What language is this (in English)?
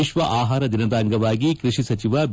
Kannada